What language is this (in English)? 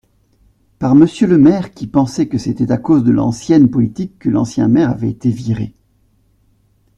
French